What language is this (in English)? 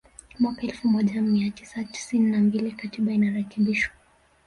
Swahili